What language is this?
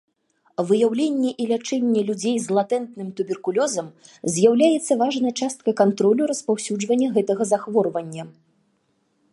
Belarusian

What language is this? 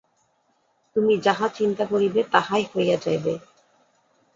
Bangla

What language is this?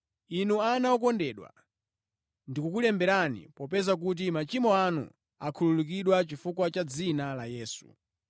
Nyanja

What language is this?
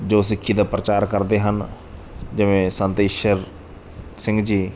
Punjabi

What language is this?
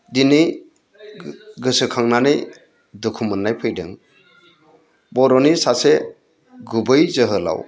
Bodo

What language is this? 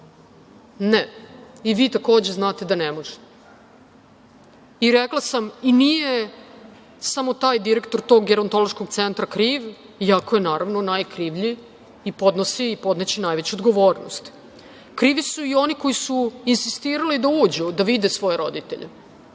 Serbian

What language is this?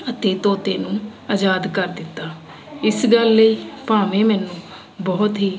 Punjabi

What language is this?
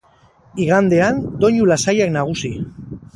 Basque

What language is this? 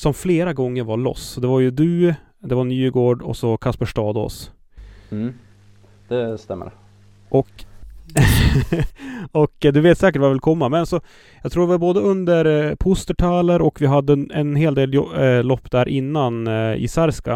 Swedish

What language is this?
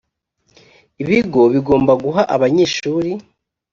Kinyarwanda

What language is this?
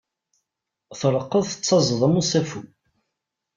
Kabyle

